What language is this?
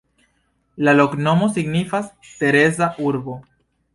Esperanto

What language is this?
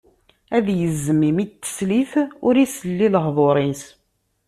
Kabyle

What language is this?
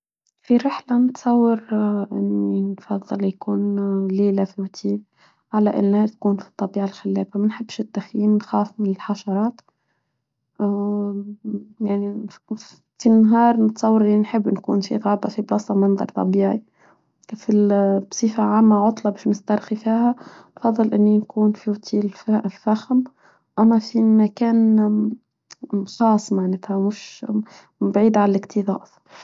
Tunisian Arabic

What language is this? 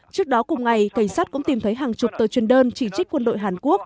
Vietnamese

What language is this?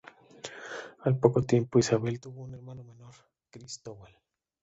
Spanish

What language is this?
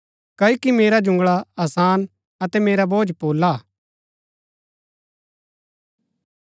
Gaddi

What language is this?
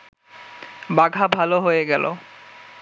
Bangla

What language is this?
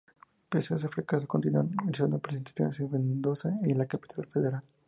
Spanish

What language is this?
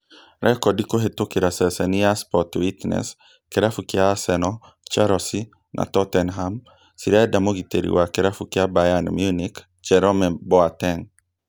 Kikuyu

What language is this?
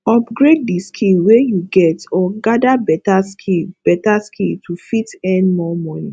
Nigerian Pidgin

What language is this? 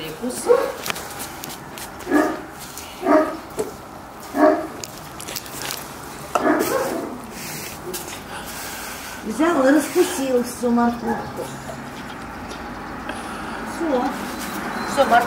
Russian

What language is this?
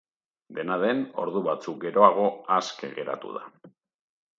Basque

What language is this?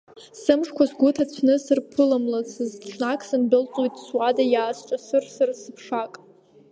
Abkhazian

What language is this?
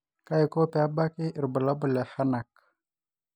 Masai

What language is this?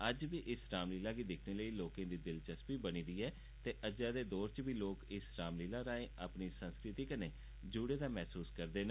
Dogri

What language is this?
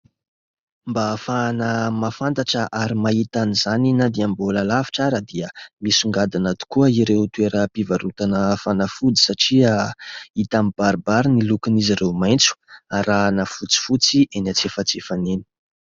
Malagasy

